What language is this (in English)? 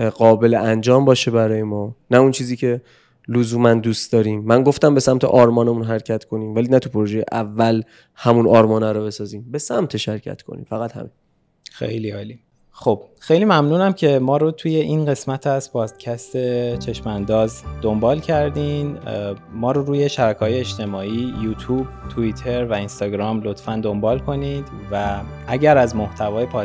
Persian